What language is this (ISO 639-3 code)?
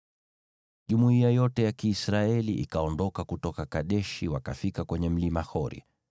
swa